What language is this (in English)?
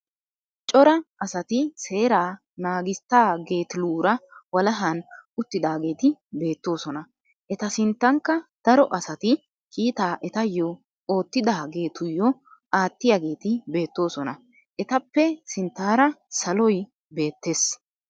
Wolaytta